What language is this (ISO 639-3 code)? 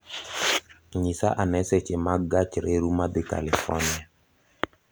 luo